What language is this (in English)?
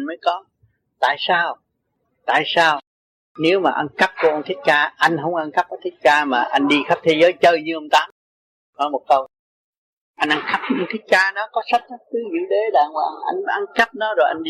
Vietnamese